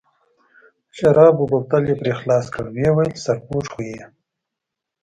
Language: Pashto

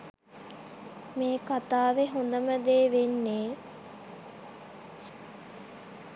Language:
Sinhala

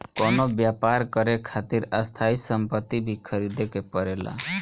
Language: Bhojpuri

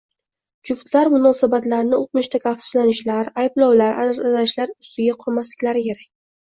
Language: Uzbek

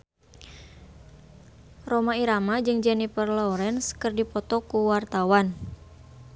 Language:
Sundanese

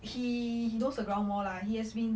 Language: English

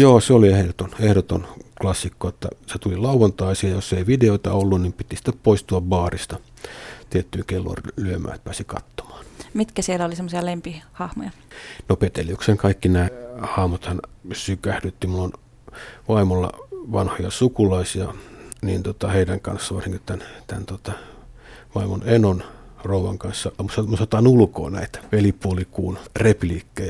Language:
Finnish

